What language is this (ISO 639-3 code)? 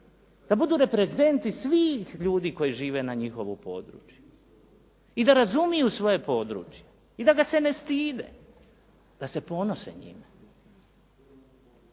hrv